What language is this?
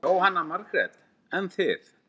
Icelandic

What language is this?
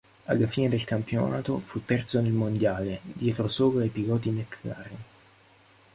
Italian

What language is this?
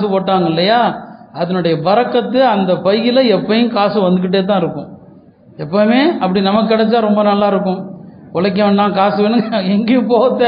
Tamil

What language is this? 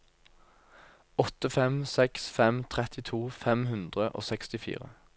Norwegian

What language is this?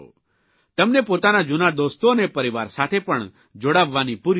Gujarati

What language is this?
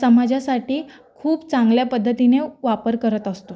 Marathi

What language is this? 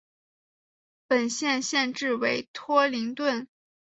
Chinese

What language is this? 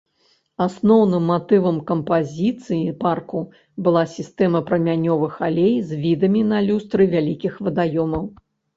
Belarusian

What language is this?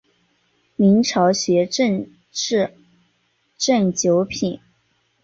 Chinese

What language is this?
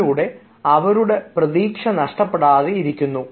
Malayalam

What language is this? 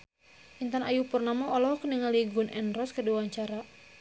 Sundanese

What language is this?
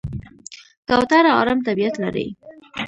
Pashto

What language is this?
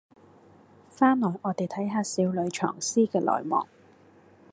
Cantonese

